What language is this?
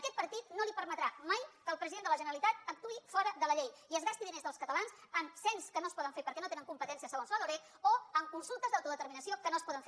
Catalan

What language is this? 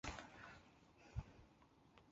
Chinese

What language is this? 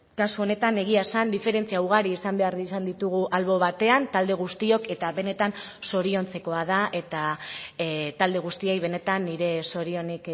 Basque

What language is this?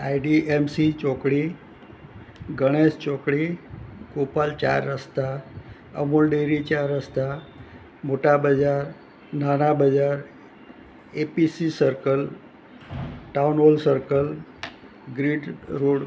Gujarati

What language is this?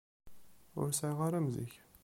Kabyle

